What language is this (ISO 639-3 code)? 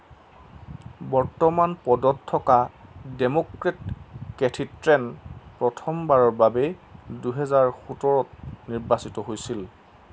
asm